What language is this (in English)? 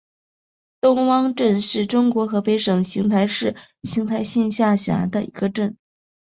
Chinese